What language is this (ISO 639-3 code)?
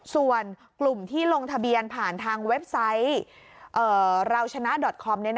tha